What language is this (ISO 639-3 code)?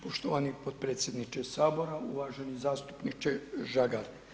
hrv